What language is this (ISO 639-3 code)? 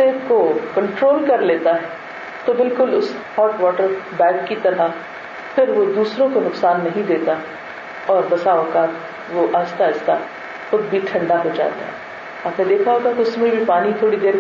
urd